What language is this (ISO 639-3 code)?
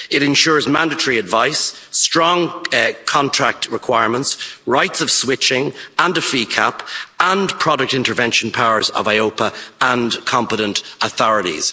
eng